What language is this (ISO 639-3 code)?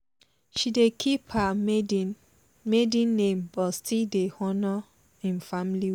pcm